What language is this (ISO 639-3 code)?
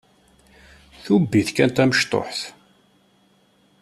kab